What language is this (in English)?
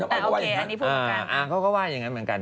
Thai